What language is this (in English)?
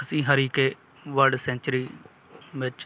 Punjabi